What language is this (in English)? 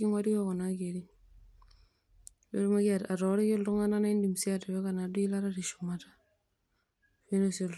Masai